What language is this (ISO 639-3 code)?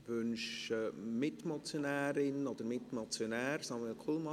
gsw